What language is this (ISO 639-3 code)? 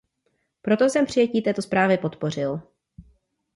ces